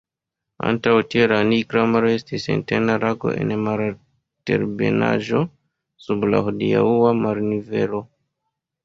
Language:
Esperanto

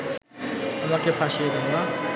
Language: Bangla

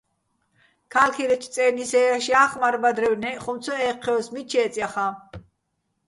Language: Bats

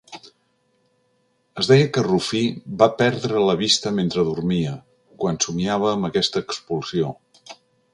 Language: Catalan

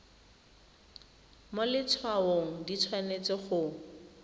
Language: Tswana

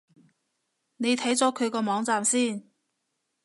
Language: Cantonese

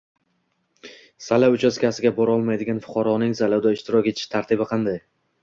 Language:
Uzbek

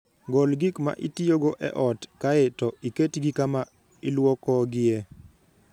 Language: Luo (Kenya and Tanzania)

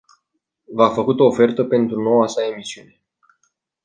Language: Romanian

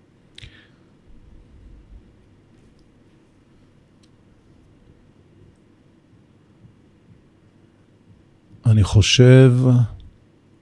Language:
Hebrew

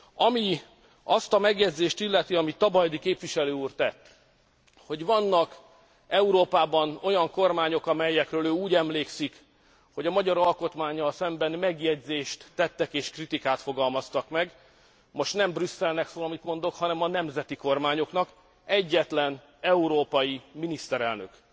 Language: Hungarian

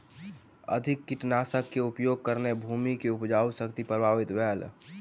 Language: Maithili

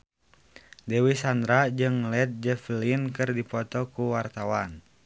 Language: Sundanese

